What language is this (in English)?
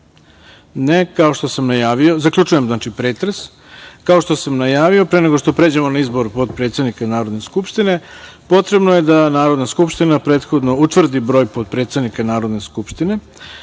Serbian